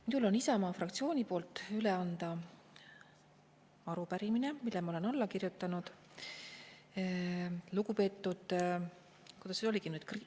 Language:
Estonian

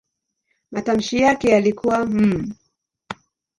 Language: Swahili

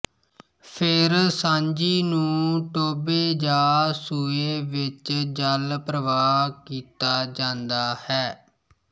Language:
Punjabi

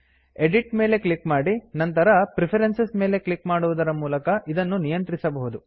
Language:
Kannada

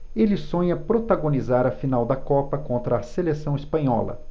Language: Portuguese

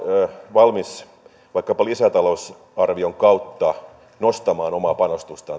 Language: Finnish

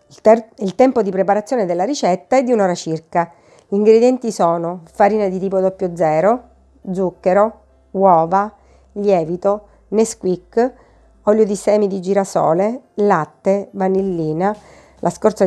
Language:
Italian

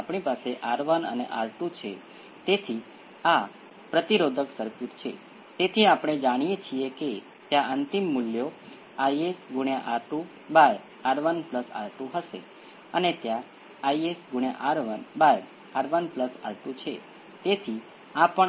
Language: Gujarati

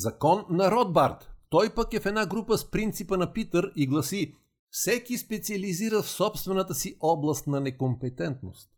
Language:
Bulgarian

